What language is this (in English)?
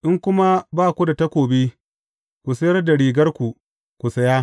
Hausa